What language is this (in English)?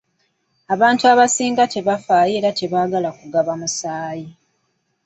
Ganda